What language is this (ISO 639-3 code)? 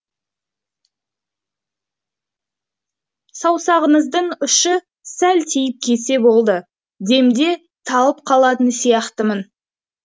kaz